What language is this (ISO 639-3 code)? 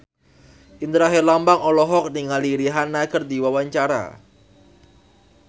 sun